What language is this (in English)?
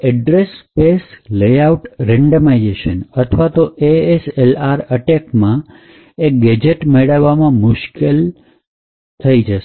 Gujarati